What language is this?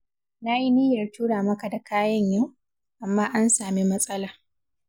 Hausa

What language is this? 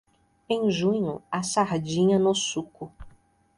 Portuguese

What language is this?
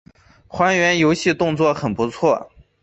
Chinese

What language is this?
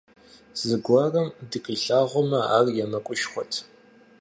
Kabardian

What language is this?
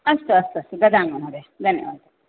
Sanskrit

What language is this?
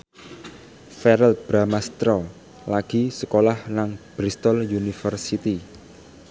Javanese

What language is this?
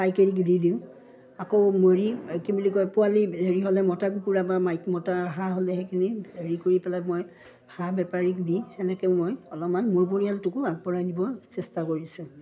Assamese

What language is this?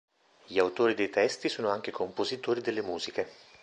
Italian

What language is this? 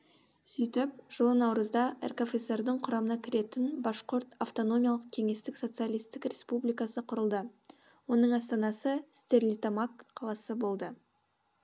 Kazakh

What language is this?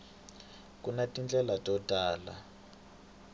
Tsonga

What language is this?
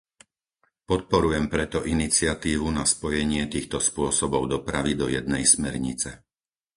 Slovak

